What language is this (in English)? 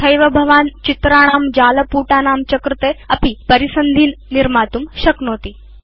Sanskrit